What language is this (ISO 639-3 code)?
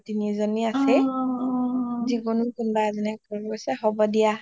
asm